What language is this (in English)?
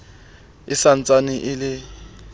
Southern Sotho